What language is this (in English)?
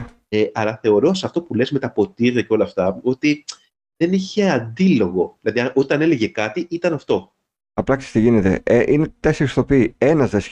Greek